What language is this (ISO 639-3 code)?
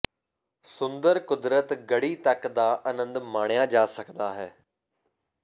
pan